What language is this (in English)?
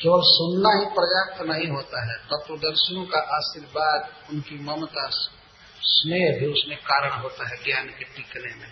Hindi